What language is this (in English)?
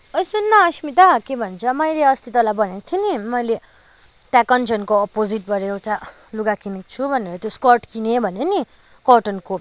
Nepali